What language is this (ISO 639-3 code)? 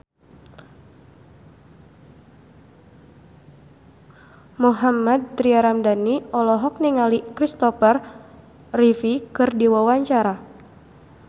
sun